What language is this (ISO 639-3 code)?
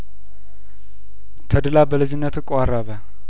amh